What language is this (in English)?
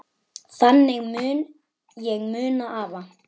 Icelandic